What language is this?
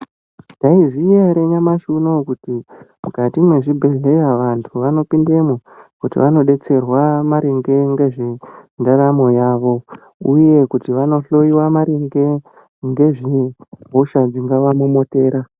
Ndau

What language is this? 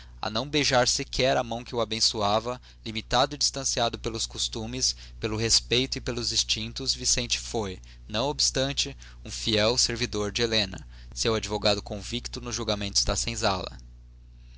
Portuguese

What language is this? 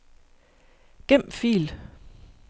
Danish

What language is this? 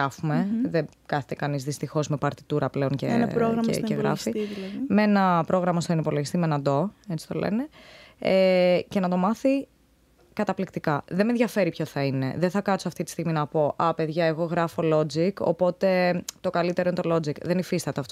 Greek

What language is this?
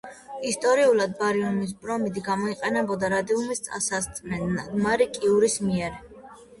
Georgian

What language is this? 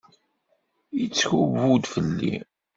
Kabyle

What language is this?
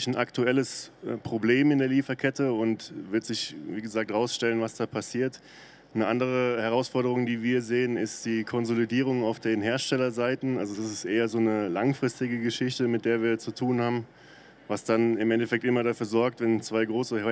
German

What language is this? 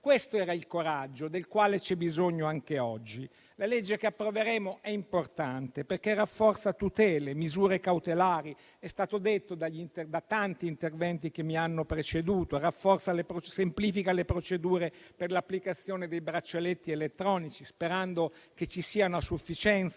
Italian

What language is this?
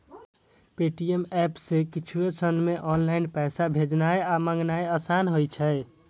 Maithili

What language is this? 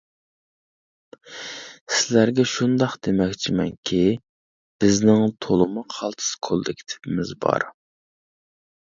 Uyghur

